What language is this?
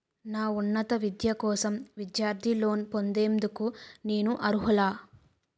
Telugu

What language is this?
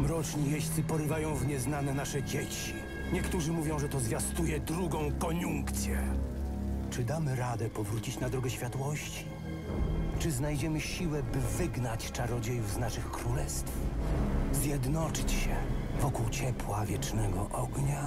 Polish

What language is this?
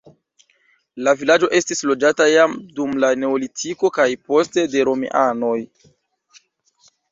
Esperanto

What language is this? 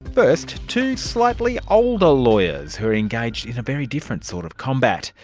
English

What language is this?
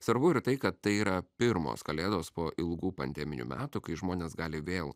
Lithuanian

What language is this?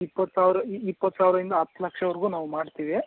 Kannada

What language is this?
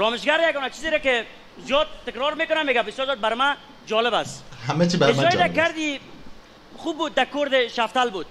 Persian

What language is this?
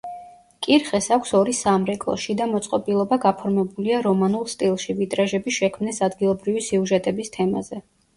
Georgian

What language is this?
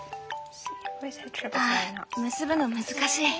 Japanese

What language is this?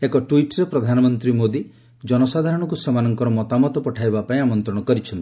Odia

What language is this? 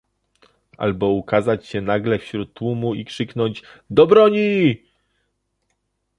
Polish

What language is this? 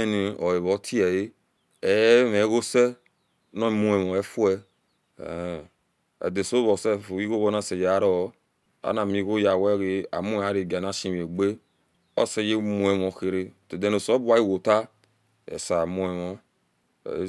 Esan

